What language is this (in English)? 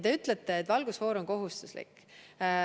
Estonian